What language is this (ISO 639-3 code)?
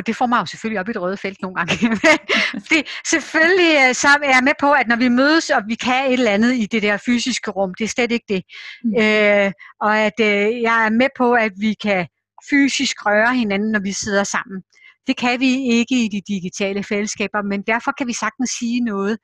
dan